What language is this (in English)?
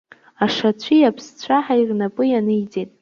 Abkhazian